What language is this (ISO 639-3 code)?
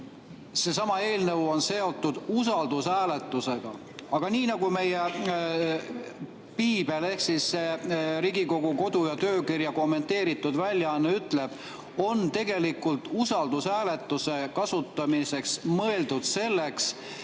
est